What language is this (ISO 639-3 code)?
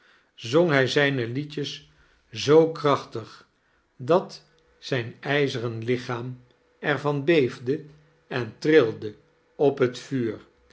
nld